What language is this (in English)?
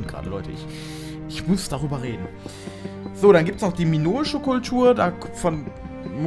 German